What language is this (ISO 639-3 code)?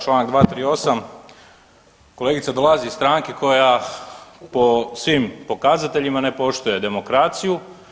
hrv